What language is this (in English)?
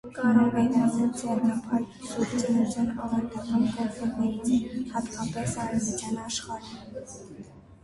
Armenian